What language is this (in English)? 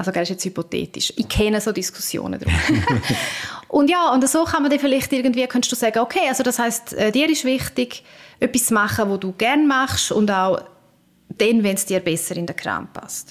German